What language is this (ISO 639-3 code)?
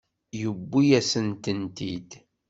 kab